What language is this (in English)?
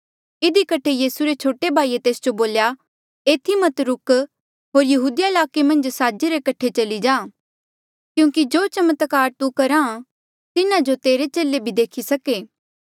Mandeali